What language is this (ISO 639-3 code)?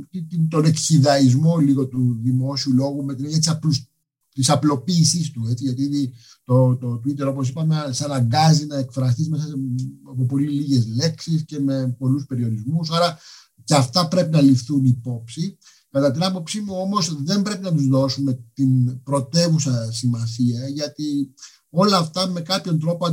ell